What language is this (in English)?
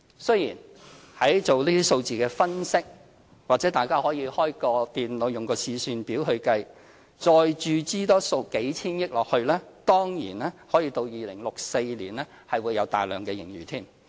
Cantonese